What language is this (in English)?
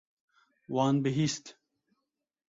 Kurdish